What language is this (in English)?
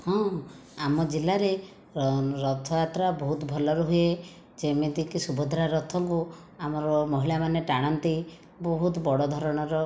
Odia